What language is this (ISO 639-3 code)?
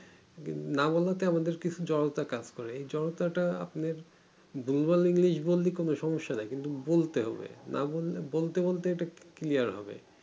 ben